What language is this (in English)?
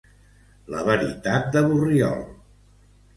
Catalan